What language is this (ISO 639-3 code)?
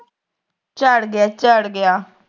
pan